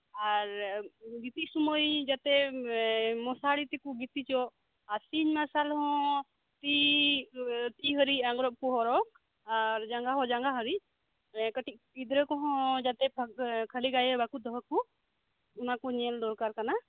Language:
Santali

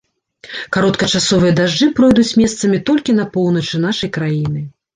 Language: Belarusian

